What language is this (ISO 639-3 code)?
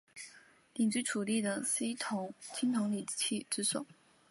zho